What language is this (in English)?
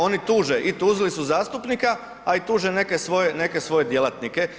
Croatian